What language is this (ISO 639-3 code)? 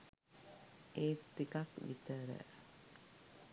sin